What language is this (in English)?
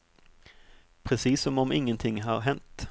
Swedish